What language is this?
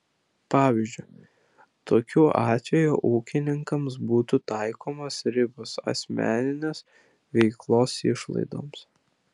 Lithuanian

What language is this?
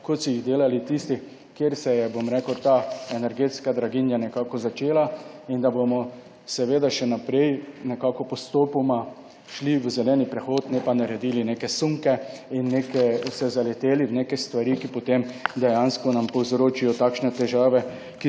Slovenian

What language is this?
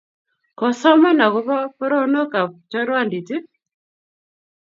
Kalenjin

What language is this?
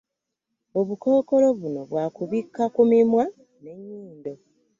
Ganda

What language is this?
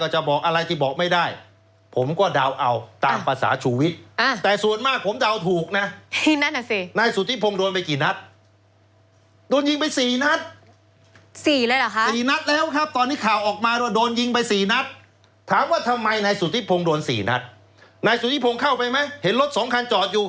Thai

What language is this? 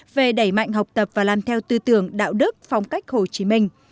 Vietnamese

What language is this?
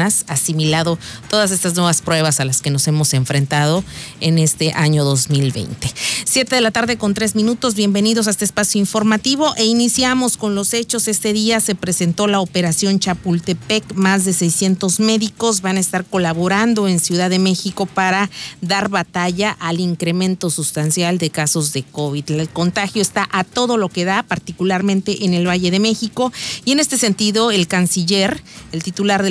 Spanish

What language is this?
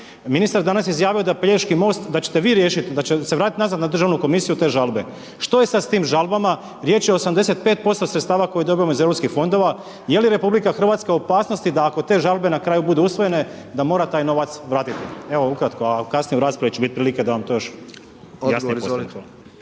Croatian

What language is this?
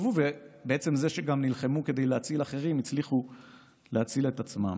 Hebrew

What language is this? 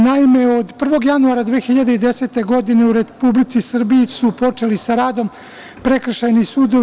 Serbian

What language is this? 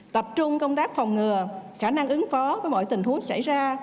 Vietnamese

